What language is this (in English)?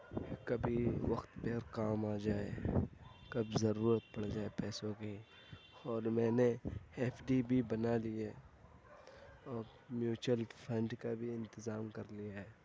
Urdu